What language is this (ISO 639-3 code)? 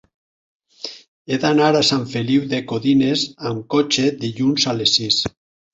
cat